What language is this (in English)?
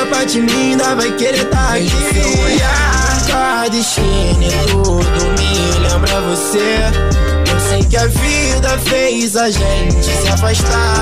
Portuguese